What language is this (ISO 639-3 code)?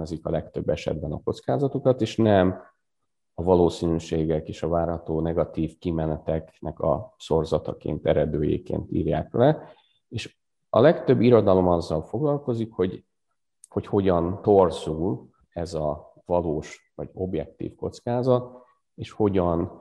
hun